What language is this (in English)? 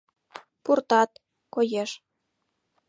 Mari